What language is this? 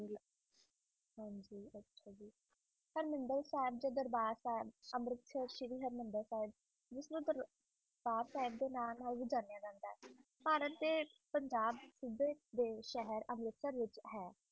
Punjabi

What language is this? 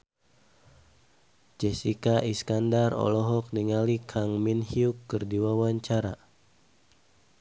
Sundanese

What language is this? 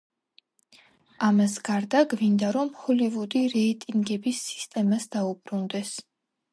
Georgian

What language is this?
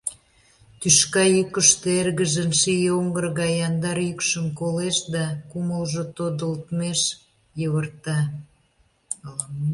Mari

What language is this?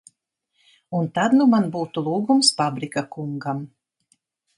Latvian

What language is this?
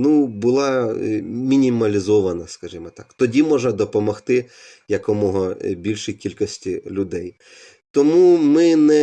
Ukrainian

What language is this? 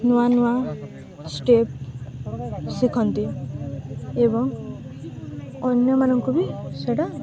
Odia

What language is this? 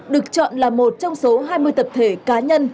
Vietnamese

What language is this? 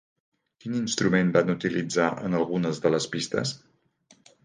Catalan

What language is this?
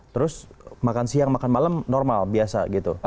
Indonesian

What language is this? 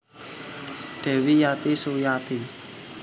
Javanese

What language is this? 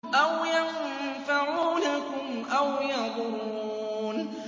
Arabic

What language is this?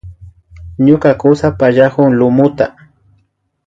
Imbabura Highland Quichua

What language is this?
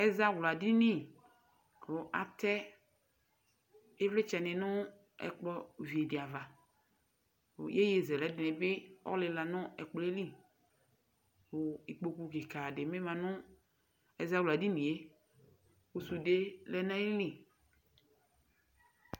Ikposo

